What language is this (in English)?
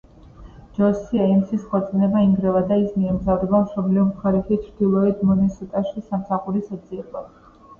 Georgian